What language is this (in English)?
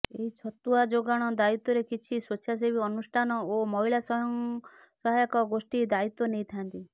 Odia